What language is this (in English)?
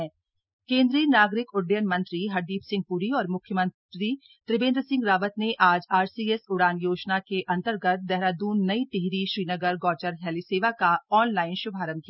Hindi